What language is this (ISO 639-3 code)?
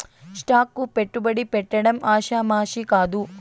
tel